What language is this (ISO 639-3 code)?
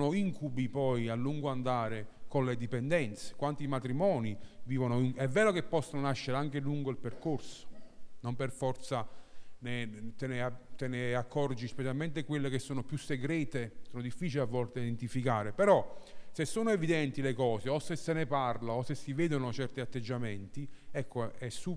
ita